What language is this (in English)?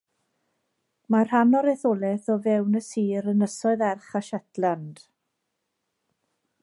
Welsh